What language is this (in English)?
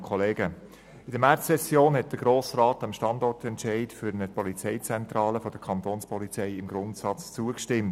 Swiss German